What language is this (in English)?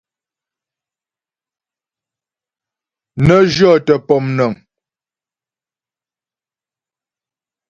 Ghomala